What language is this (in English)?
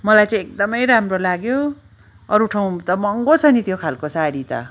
Nepali